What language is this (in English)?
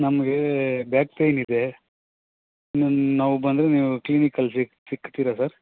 Kannada